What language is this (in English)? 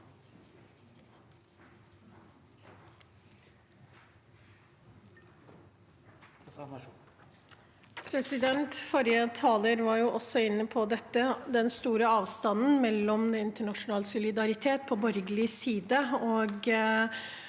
Norwegian